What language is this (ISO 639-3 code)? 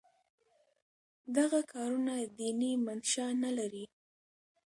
pus